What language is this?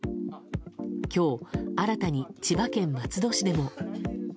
Japanese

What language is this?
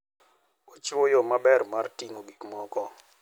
Luo (Kenya and Tanzania)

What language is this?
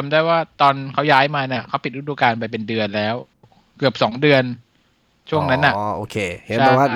Thai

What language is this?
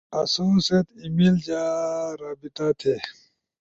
Ushojo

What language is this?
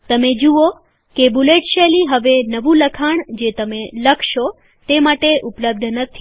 Gujarati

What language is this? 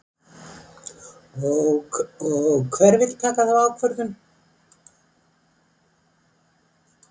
Icelandic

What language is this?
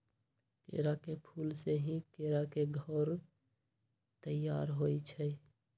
Magahi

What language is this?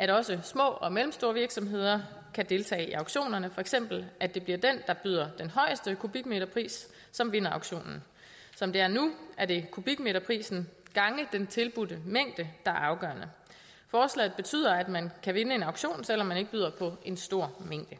Danish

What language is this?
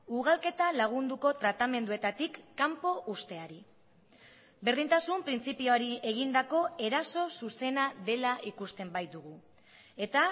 Basque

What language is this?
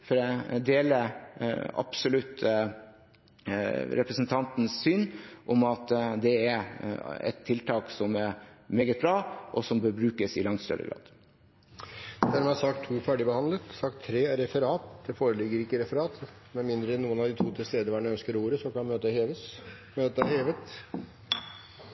Norwegian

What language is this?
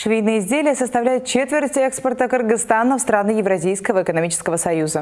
Russian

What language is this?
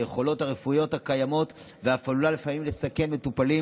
Hebrew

